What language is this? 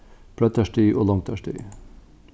Faroese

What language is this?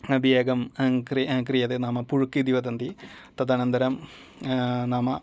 Sanskrit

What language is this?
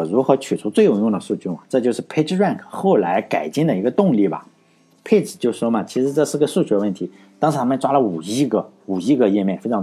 Chinese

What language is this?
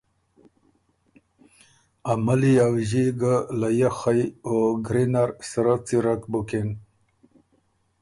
Ormuri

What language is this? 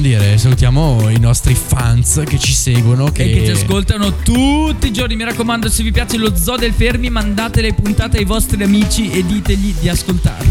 Italian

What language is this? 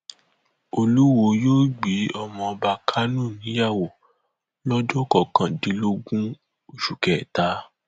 Yoruba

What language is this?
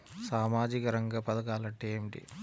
Telugu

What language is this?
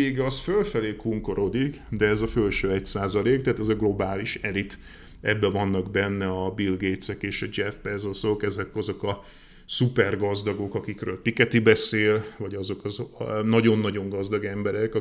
Hungarian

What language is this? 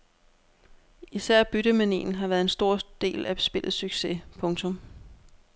Danish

